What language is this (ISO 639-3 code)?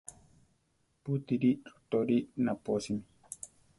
tar